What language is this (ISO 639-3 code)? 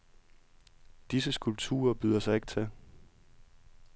dan